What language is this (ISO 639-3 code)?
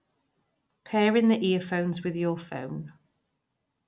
eng